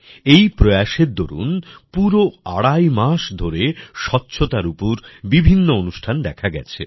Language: Bangla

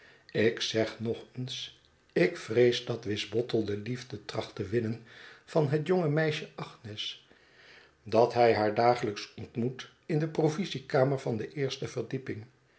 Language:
Dutch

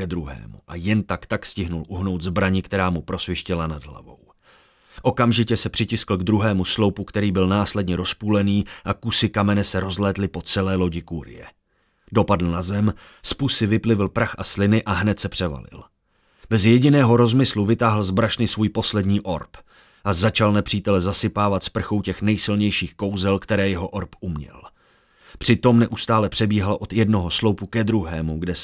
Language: Czech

